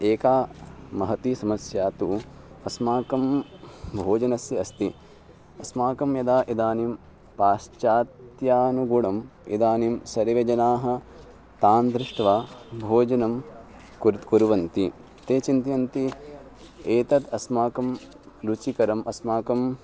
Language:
Sanskrit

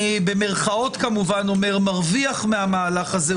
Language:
Hebrew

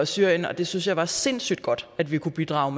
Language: Danish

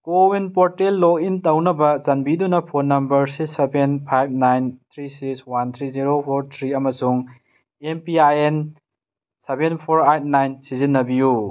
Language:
Manipuri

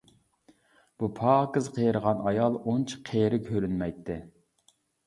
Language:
Uyghur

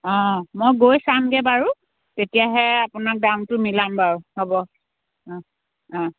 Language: Assamese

